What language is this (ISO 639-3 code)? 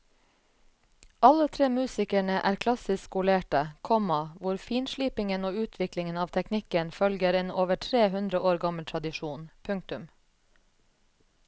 nor